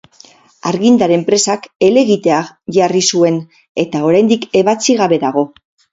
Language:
Basque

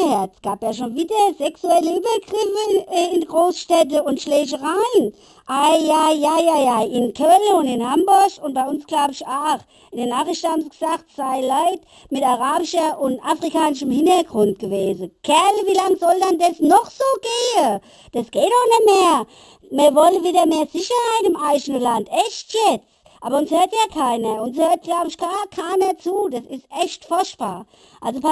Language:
German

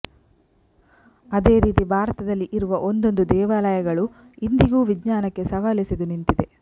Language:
Kannada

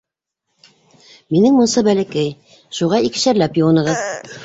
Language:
Bashkir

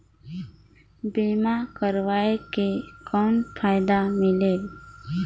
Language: Chhattisgarhi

